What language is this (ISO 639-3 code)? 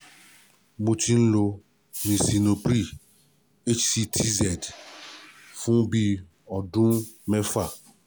yor